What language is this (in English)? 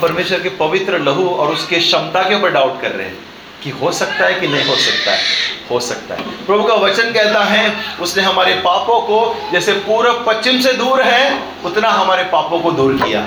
Hindi